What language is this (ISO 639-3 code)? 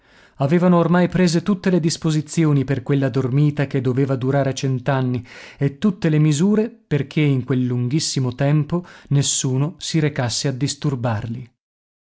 ita